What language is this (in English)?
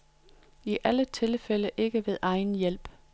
Danish